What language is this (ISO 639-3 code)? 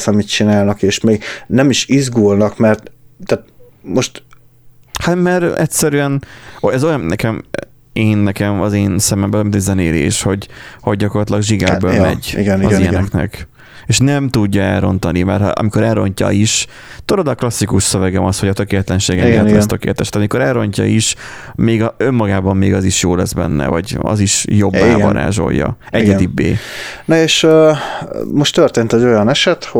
hun